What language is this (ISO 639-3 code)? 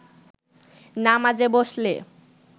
ben